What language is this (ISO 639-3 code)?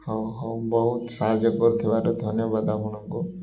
ori